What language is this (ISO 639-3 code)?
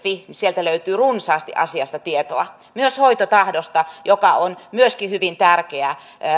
fin